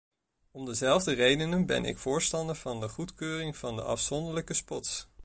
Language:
Dutch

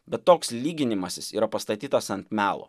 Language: Lithuanian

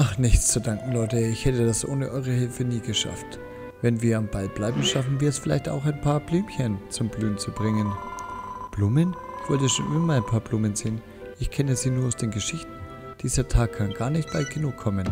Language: German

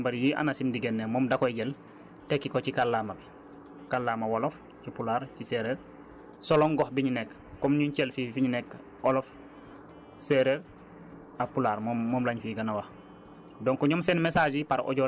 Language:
Wolof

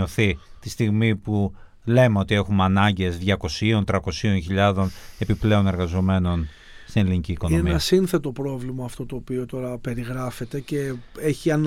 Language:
Greek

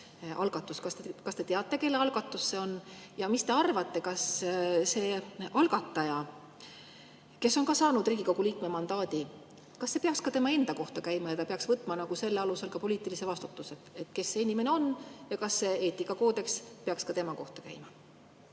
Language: Estonian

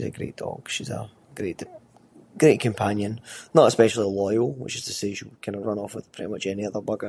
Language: Scots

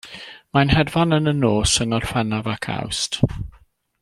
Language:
Welsh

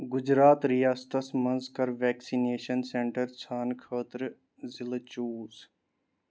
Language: Kashmiri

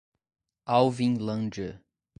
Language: Portuguese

